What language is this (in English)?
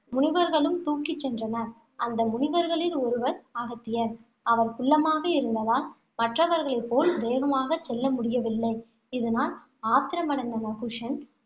Tamil